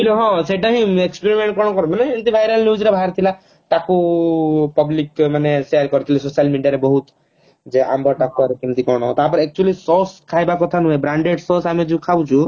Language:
Odia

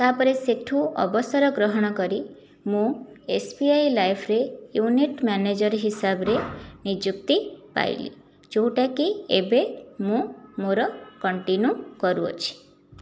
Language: Odia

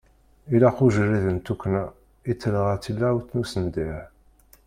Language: Kabyle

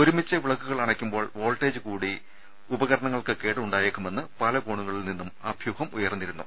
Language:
Malayalam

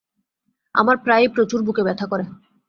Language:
Bangla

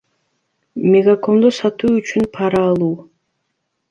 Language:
Kyrgyz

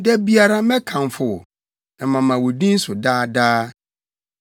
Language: Akan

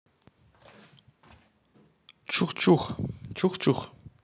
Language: Russian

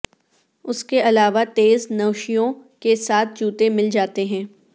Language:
Urdu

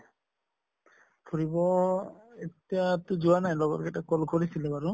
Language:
Assamese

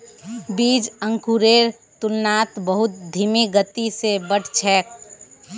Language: Magahi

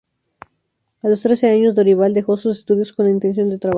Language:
Spanish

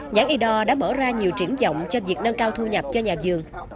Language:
Vietnamese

